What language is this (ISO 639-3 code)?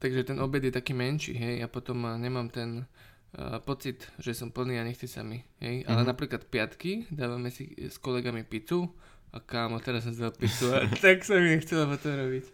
slk